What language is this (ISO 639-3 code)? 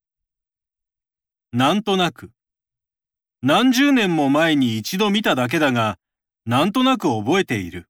jpn